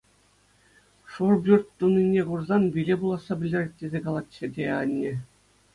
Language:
Chuvash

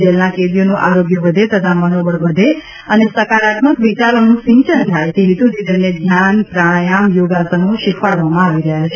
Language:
Gujarati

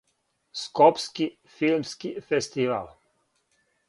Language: Serbian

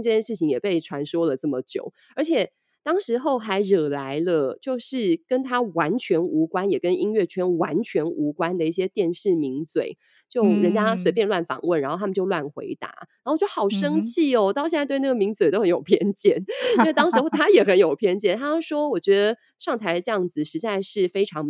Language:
Chinese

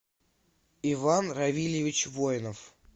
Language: Russian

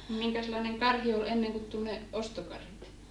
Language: Finnish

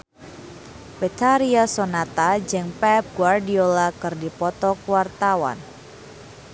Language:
Sundanese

